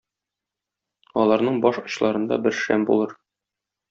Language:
Tatar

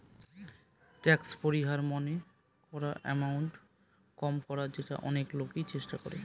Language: Bangla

